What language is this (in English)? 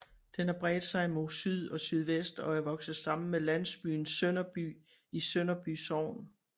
Danish